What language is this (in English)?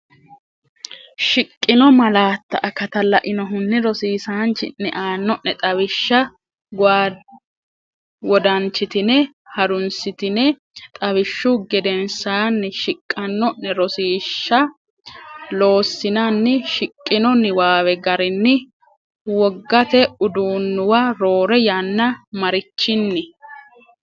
Sidamo